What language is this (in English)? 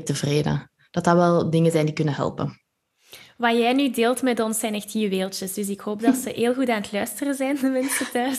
Dutch